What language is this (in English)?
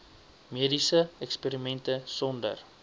Afrikaans